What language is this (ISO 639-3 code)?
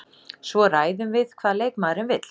isl